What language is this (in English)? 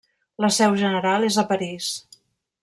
Catalan